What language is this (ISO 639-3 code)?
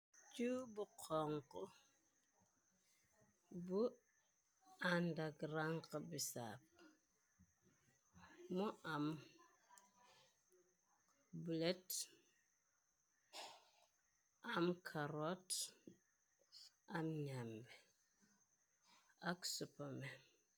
wol